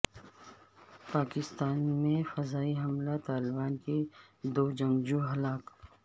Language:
Urdu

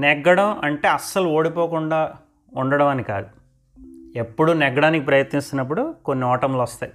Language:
Telugu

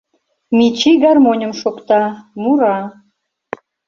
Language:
Mari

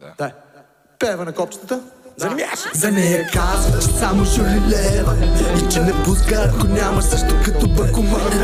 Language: Bulgarian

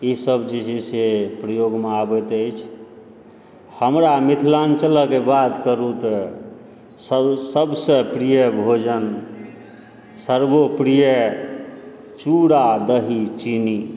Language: Maithili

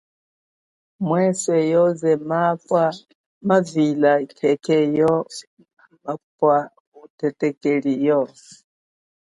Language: Chokwe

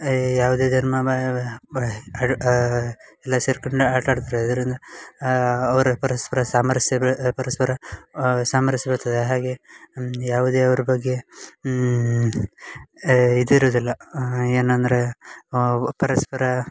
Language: Kannada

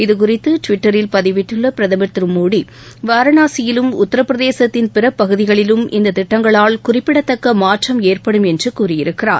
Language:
Tamil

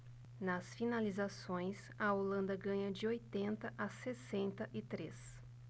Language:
Portuguese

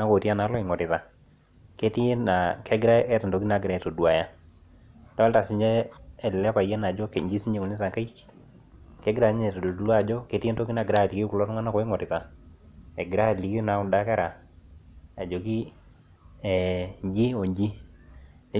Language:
Masai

